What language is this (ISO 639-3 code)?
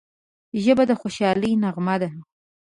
pus